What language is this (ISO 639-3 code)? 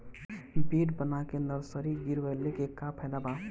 bho